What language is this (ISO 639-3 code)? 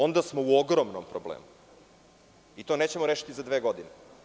srp